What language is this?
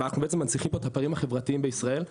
Hebrew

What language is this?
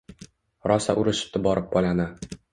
Uzbek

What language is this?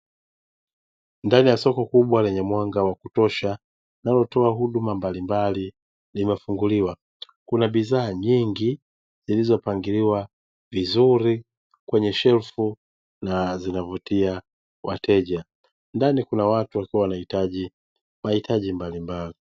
Swahili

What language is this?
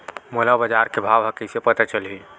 Chhattisgarhi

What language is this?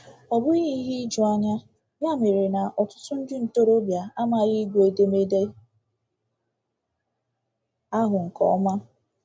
Igbo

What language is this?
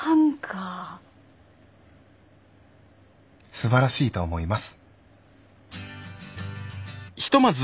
Japanese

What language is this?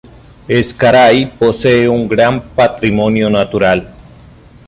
Spanish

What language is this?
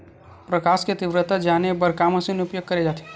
Chhattisgarhi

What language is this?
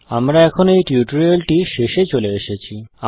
Bangla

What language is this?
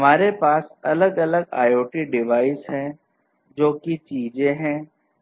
Hindi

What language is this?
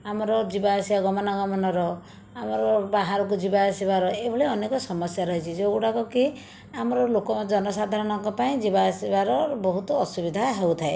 Odia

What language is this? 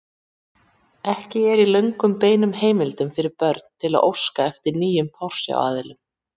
Icelandic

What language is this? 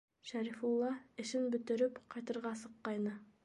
Bashkir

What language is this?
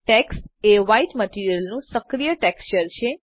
Gujarati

